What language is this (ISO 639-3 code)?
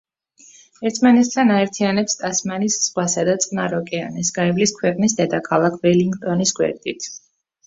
kat